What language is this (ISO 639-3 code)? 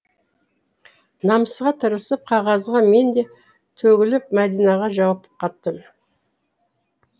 kaz